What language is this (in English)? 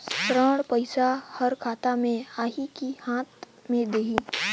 Chhattisgarhi